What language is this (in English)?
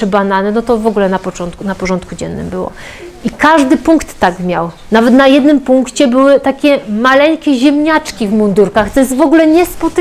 Polish